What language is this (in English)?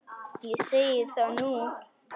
Icelandic